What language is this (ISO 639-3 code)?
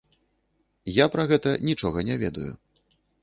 bel